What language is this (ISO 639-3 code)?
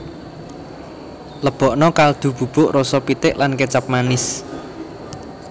jav